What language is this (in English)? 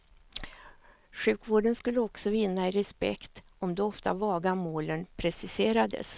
Swedish